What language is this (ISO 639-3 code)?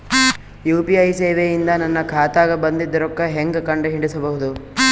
kan